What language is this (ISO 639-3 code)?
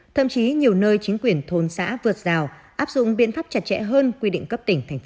vie